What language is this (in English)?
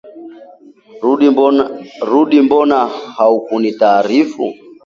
Swahili